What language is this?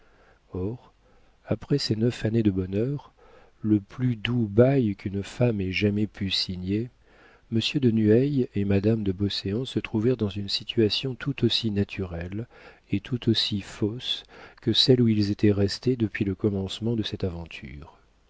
French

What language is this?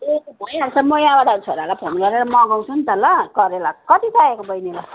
Nepali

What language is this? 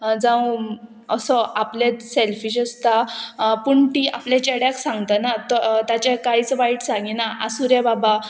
Konkani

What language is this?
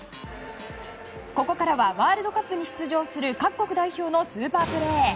Japanese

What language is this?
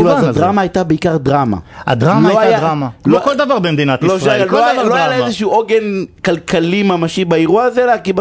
Hebrew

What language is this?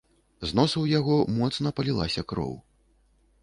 Belarusian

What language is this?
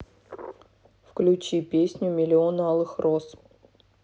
Russian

